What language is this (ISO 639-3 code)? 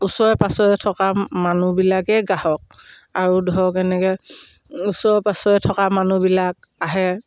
asm